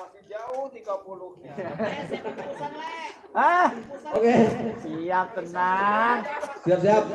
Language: Indonesian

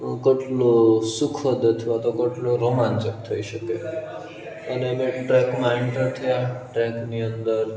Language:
Gujarati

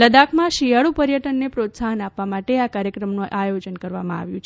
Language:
Gujarati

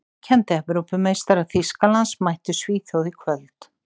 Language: Icelandic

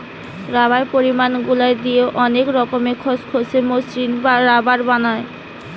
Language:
Bangla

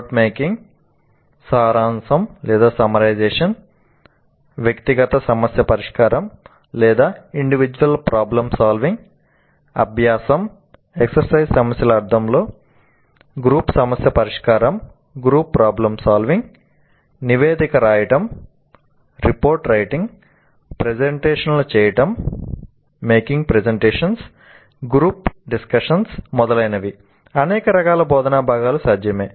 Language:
Telugu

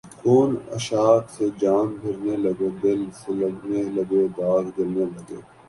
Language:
Urdu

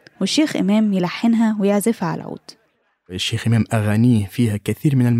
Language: Arabic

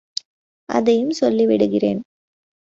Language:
Tamil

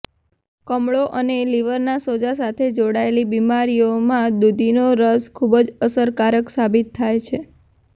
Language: Gujarati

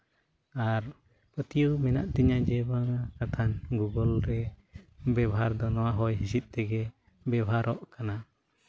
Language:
Santali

